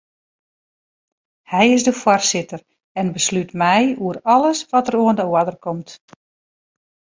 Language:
Western Frisian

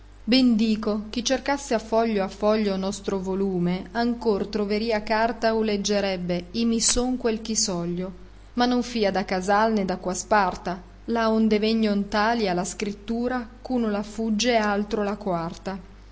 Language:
Italian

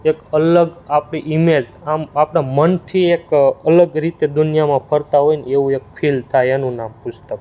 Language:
Gujarati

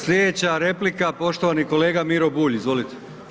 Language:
Croatian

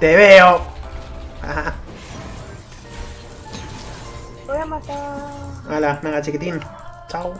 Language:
Spanish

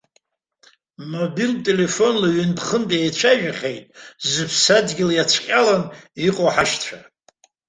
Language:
Abkhazian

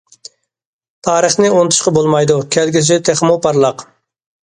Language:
Uyghur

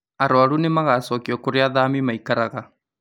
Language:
Kikuyu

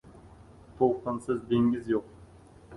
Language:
Uzbek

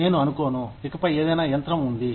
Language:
Telugu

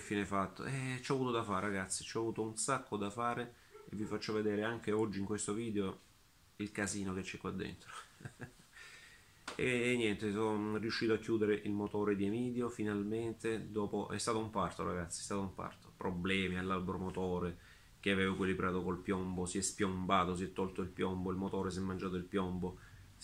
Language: Italian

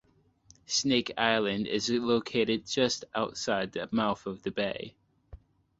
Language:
English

